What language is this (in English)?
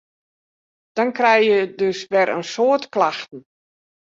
Western Frisian